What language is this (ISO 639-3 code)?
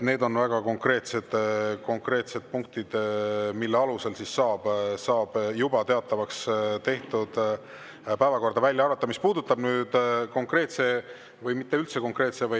est